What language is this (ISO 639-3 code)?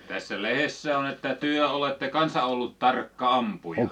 fin